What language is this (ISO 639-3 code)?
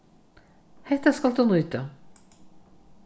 fao